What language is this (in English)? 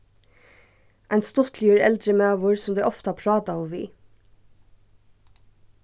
Faroese